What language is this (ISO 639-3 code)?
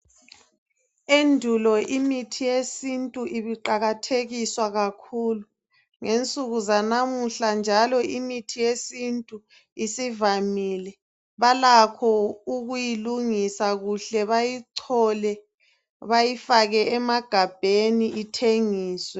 nde